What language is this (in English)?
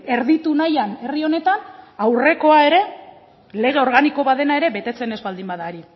Basque